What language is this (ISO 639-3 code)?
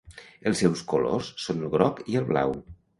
cat